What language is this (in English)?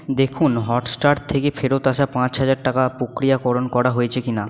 Bangla